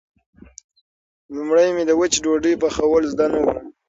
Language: Pashto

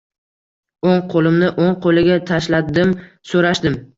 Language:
Uzbek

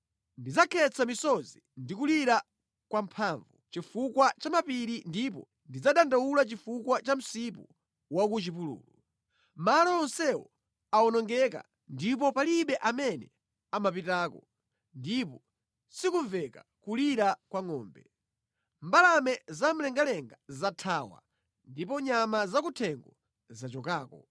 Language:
Nyanja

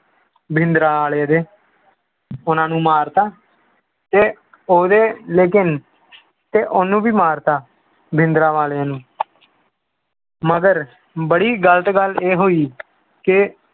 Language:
Punjabi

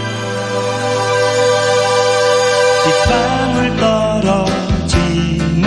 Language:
Korean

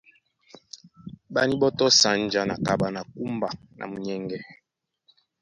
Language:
Duala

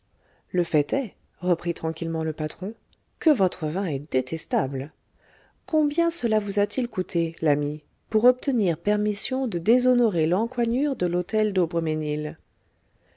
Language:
French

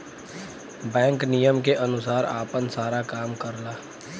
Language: Bhojpuri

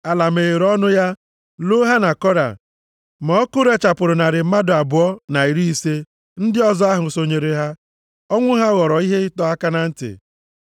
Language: Igbo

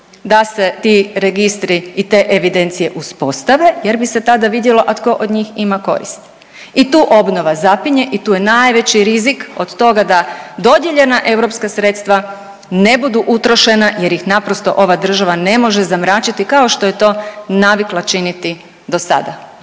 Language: Croatian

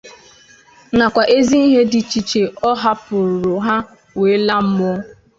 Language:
Igbo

